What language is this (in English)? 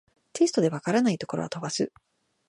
Japanese